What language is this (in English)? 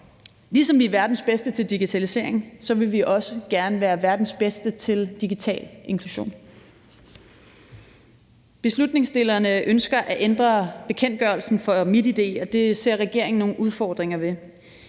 Danish